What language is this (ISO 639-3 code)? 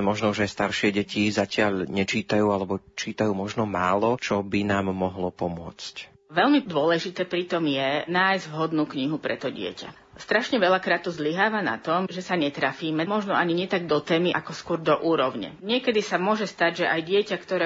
slk